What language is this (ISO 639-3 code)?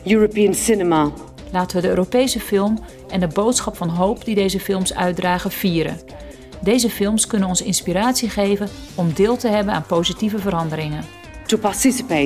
nld